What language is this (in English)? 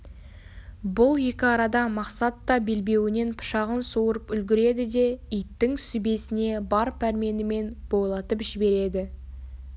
Kazakh